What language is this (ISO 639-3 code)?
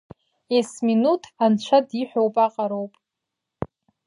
abk